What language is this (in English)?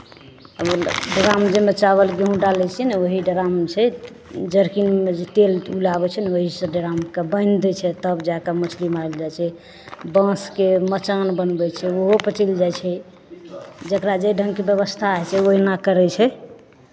Maithili